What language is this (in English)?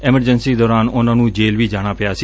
Punjabi